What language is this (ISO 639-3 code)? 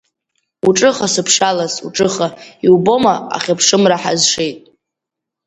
abk